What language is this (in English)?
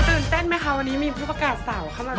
Thai